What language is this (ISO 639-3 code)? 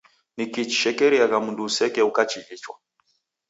dav